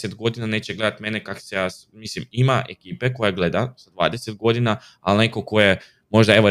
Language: Croatian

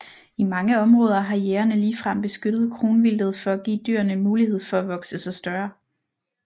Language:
Danish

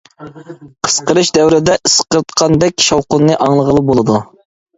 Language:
Uyghur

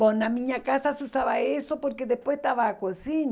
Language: Portuguese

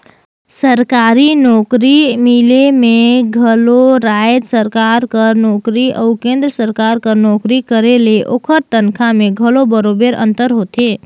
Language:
Chhattisgarhi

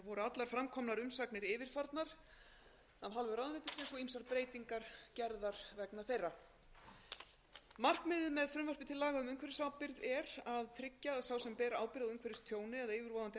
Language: Icelandic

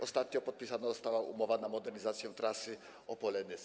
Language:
Polish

